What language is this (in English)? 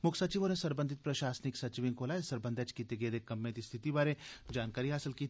Dogri